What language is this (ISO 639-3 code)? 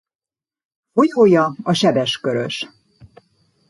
hun